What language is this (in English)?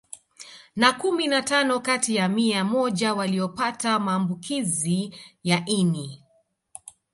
Swahili